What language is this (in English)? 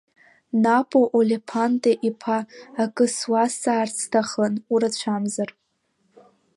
Abkhazian